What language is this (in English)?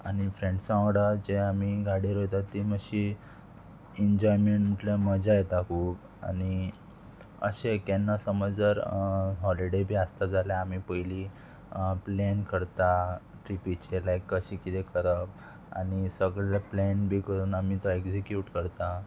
Konkani